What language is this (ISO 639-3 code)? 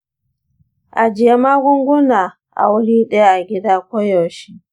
hau